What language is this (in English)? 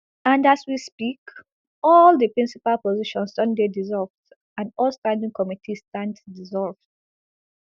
Nigerian Pidgin